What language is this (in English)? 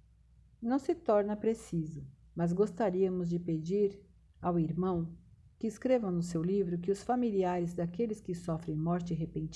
Portuguese